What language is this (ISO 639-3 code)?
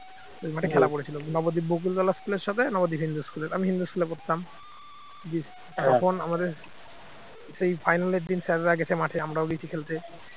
ben